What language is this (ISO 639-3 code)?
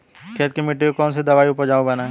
hin